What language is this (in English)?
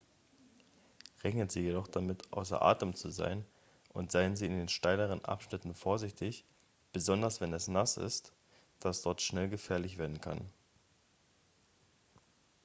German